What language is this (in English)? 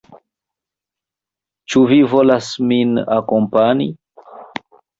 Esperanto